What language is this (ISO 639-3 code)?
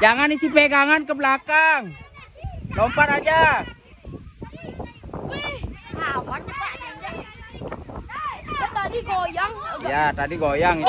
ind